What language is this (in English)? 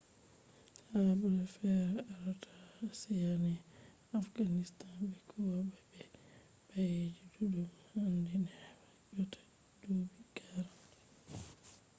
Fula